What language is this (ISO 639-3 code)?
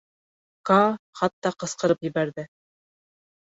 bak